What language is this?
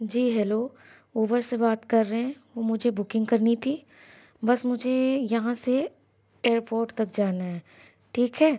Urdu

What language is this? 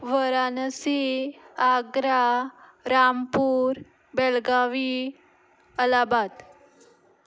Konkani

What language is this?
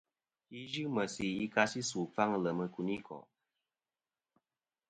Kom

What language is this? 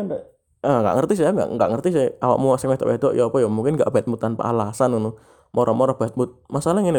Indonesian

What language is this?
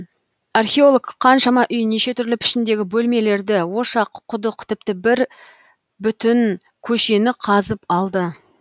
Kazakh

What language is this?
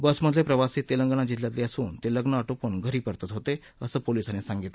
Marathi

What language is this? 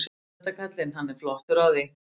Icelandic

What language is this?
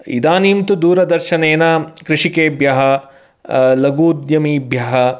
Sanskrit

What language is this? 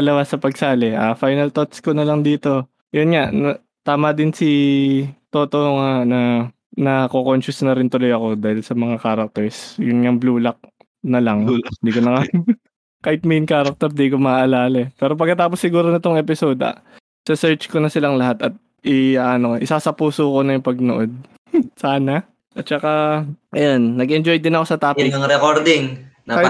Filipino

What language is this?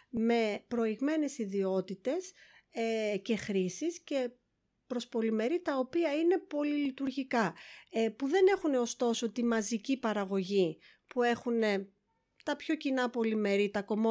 Greek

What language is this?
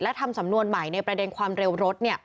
Thai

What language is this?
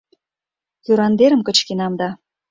Mari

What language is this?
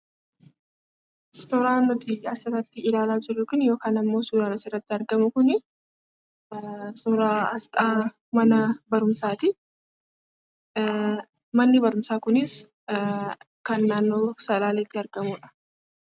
Oromo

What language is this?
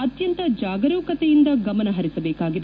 Kannada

